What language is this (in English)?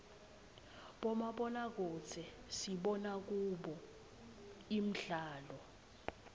Swati